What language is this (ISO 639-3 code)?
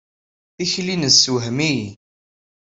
kab